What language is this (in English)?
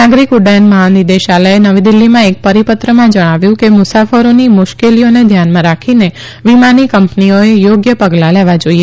Gujarati